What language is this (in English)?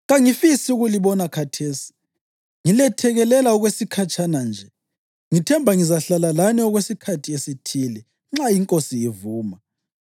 North Ndebele